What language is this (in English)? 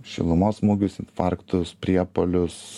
Lithuanian